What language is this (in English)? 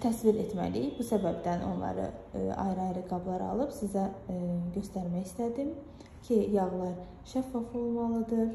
Turkish